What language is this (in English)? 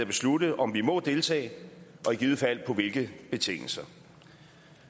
Danish